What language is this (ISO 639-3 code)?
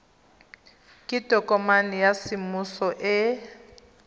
tsn